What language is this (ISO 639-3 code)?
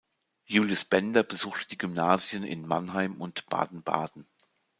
deu